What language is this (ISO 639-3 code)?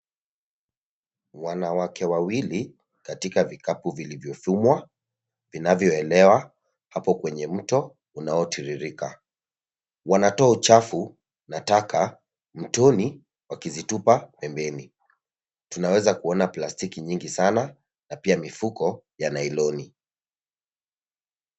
swa